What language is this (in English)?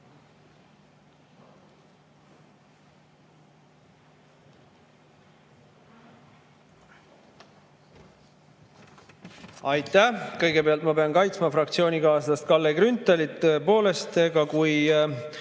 Estonian